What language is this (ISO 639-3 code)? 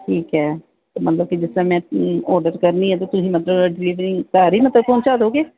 pan